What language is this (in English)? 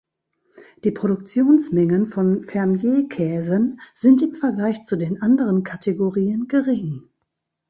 German